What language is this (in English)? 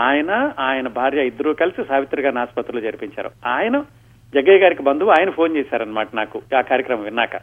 Telugu